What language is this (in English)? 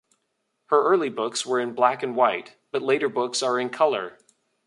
English